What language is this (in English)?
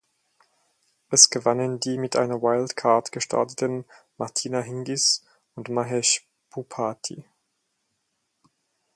German